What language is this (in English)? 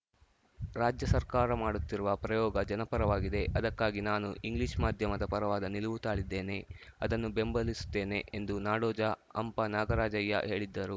Kannada